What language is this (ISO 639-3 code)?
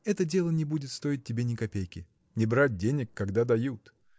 rus